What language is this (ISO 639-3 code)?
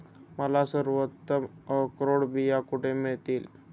mar